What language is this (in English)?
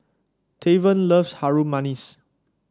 English